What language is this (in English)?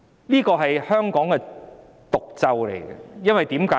Cantonese